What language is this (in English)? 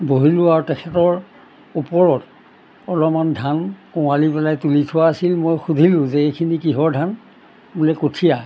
Assamese